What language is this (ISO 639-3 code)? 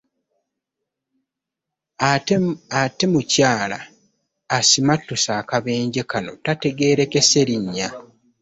lug